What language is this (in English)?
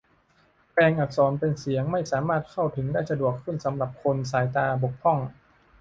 Thai